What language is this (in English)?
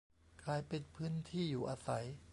Thai